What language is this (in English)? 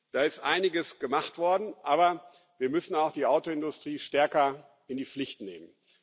German